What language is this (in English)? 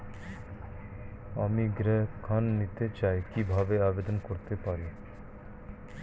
Bangla